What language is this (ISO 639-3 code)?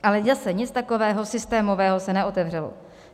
ces